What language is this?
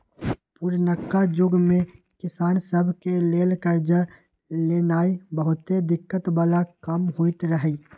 Magahi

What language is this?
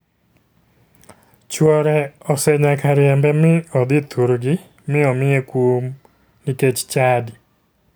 Luo (Kenya and Tanzania)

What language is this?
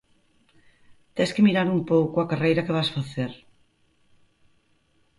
Galician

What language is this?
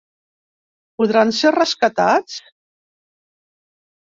Catalan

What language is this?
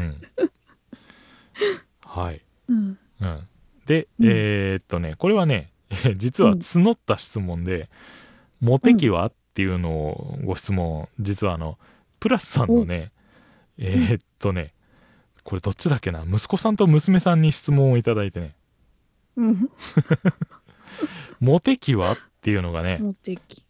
Japanese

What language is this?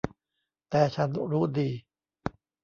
Thai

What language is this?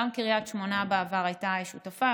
Hebrew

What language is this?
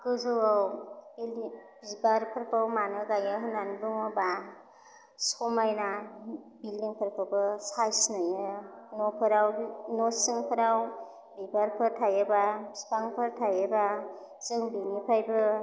Bodo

